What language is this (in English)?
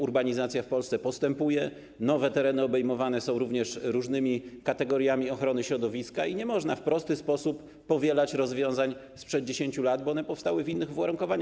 Polish